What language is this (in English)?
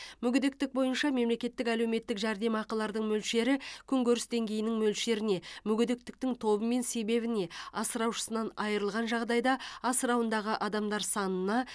Kazakh